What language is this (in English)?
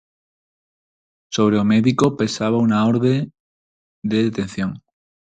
Galician